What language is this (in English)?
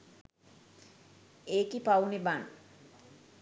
Sinhala